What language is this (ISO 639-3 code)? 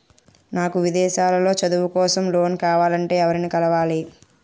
tel